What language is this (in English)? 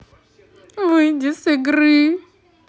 Russian